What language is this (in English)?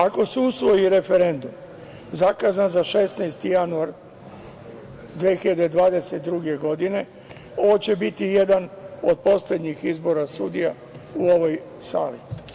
Serbian